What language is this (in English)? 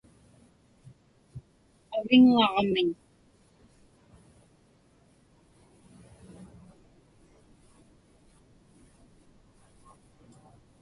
Inupiaq